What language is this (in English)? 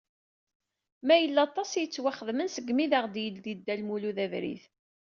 Kabyle